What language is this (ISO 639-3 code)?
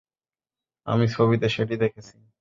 ben